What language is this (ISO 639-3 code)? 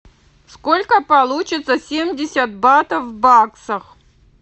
rus